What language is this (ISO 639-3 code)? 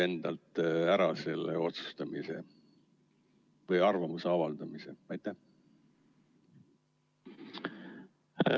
est